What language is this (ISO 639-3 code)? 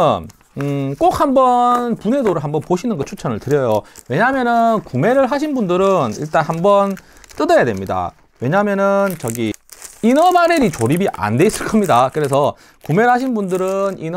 kor